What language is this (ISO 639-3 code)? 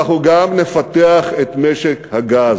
heb